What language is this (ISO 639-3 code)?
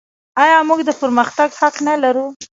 pus